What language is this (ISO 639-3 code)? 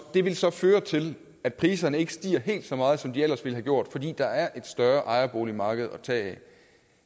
dan